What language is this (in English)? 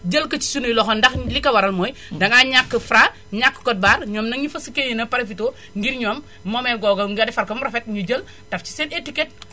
Wolof